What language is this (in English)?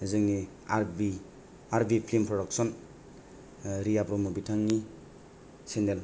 Bodo